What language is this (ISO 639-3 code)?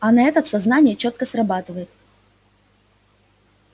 rus